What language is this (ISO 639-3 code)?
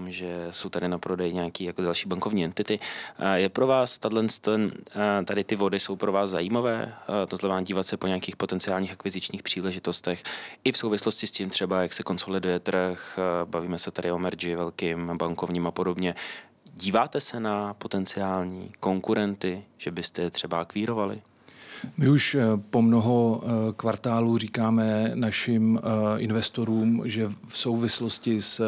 ces